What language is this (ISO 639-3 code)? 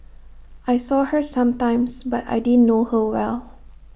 eng